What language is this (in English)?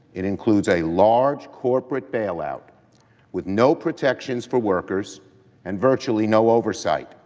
English